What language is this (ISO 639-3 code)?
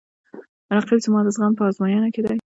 pus